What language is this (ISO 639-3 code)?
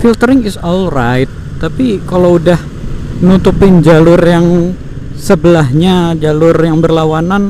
ind